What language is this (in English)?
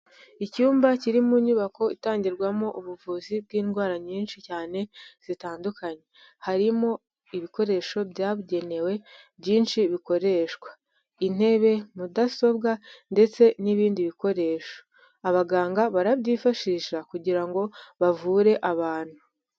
Kinyarwanda